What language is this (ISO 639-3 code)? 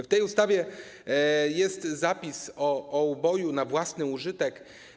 pol